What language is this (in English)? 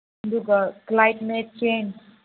Manipuri